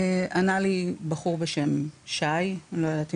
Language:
Hebrew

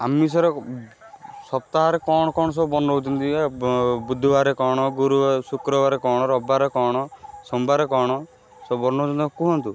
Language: Odia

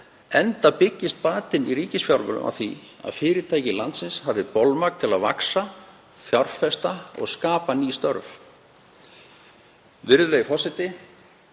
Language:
Icelandic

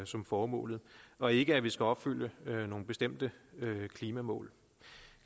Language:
Danish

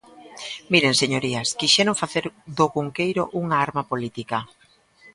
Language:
Galician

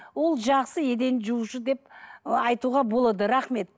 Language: Kazakh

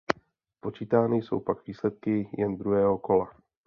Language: Czech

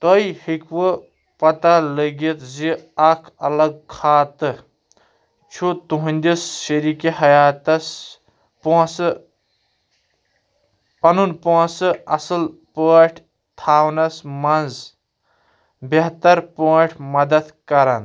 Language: Kashmiri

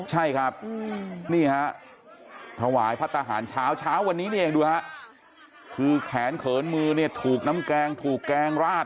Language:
Thai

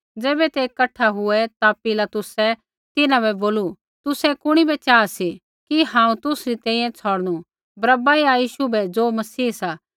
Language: Kullu Pahari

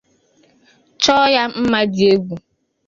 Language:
Igbo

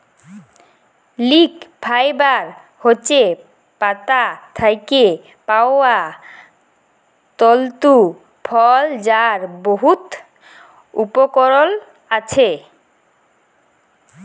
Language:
Bangla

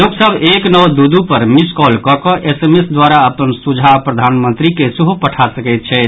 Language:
Maithili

